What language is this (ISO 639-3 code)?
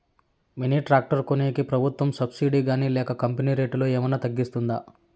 tel